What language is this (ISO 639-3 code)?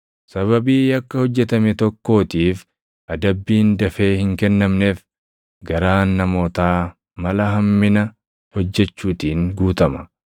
orm